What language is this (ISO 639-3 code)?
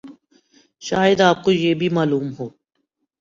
urd